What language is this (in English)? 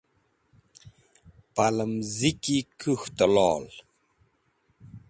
Wakhi